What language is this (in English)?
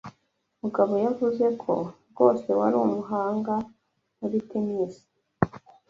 Kinyarwanda